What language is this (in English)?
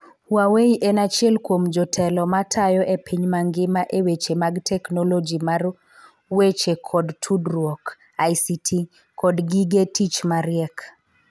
Luo (Kenya and Tanzania)